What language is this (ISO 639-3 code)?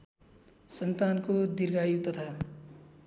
nep